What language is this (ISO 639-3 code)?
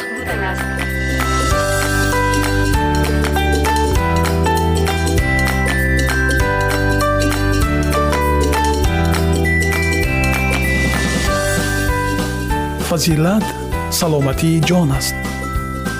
fas